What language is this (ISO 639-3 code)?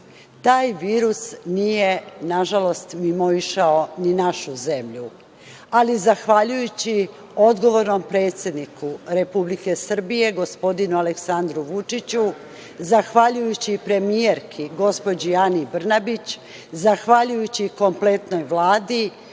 srp